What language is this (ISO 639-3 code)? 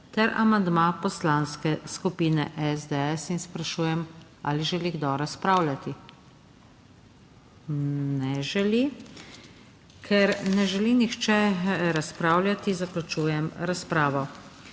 slv